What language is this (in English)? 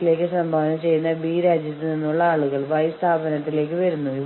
Malayalam